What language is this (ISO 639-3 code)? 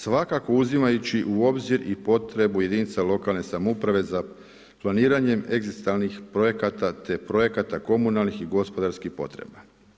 hrv